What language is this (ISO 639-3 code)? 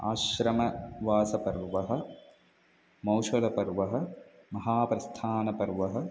san